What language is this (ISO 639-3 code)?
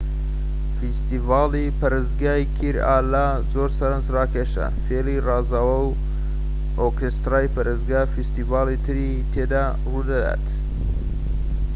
ckb